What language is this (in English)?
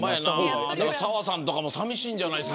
Japanese